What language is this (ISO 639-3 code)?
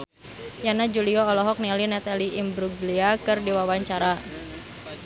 sun